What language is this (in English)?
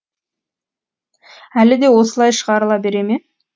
Kazakh